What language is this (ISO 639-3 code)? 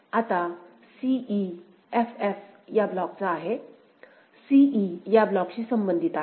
mar